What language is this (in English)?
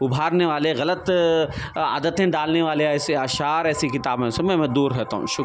Urdu